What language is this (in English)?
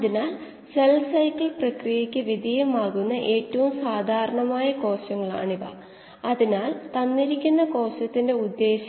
Malayalam